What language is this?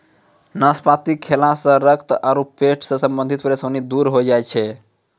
Maithili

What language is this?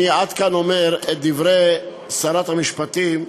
Hebrew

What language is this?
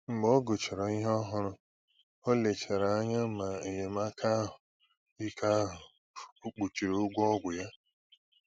Igbo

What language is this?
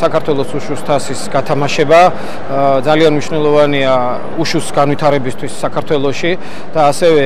Romanian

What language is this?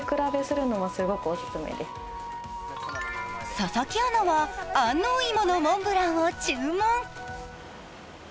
Japanese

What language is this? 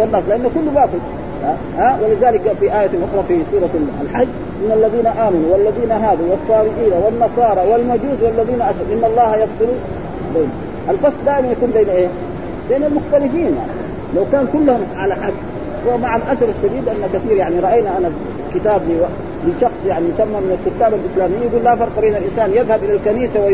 Arabic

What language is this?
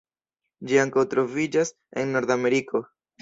Esperanto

